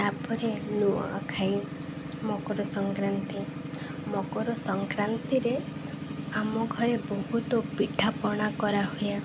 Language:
Odia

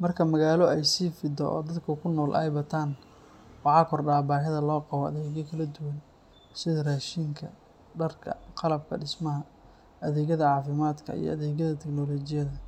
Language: Somali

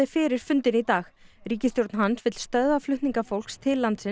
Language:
Icelandic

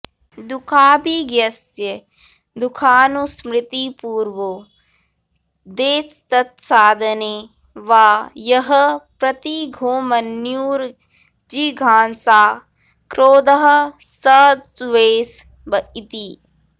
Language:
Sanskrit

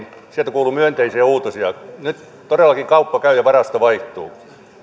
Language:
Finnish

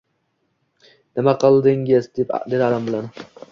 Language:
Uzbek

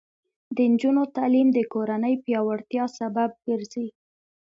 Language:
Pashto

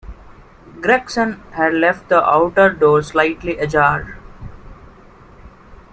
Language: English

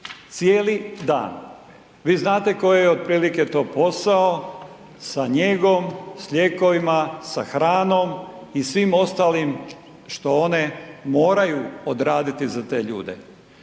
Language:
Croatian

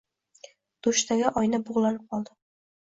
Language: Uzbek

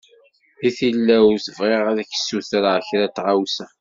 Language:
Kabyle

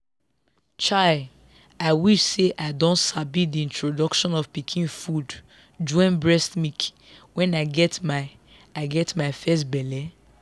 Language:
Nigerian Pidgin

